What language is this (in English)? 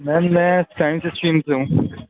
Urdu